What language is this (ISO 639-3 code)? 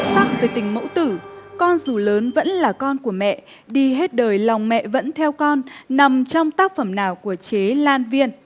vie